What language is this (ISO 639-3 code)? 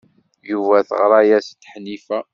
kab